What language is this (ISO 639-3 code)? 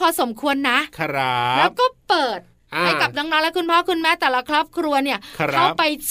tha